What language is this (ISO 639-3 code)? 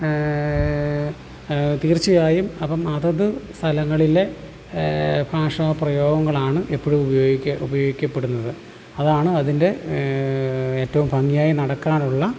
mal